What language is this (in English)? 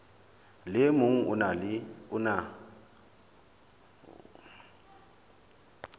Southern Sotho